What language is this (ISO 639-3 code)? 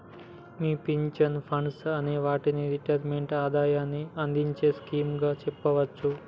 tel